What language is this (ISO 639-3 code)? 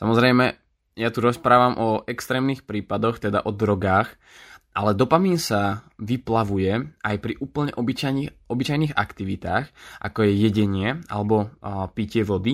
slk